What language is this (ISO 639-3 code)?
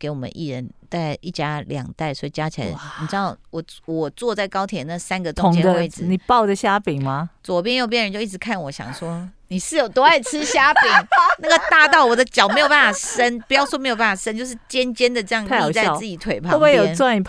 zho